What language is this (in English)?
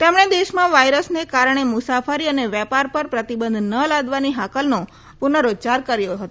Gujarati